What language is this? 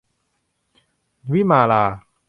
Thai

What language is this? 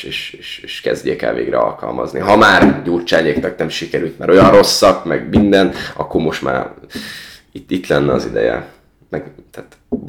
Hungarian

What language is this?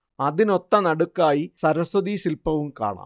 Malayalam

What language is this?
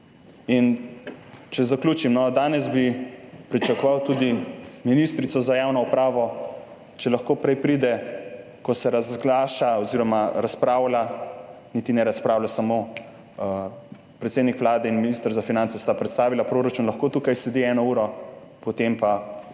Slovenian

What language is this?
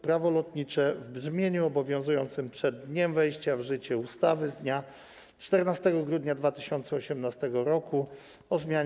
Polish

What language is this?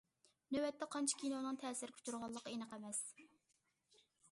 Uyghur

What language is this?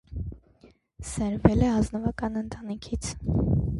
Armenian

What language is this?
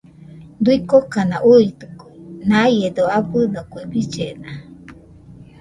Nüpode Huitoto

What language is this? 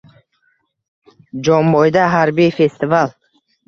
Uzbek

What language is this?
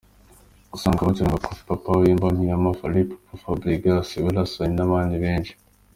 Kinyarwanda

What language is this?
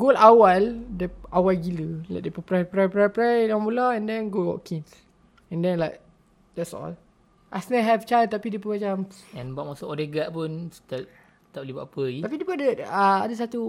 Malay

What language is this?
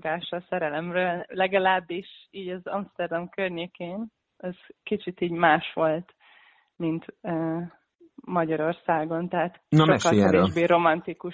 Hungarian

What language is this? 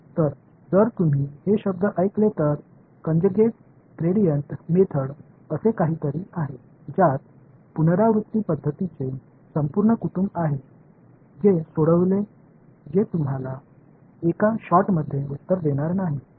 Marathi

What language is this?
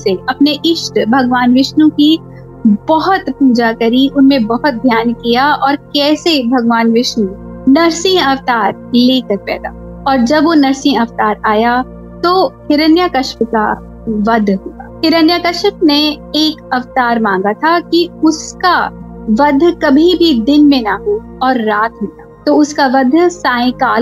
Hindi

